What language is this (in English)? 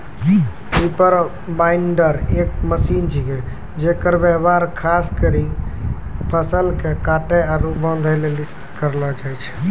Maithili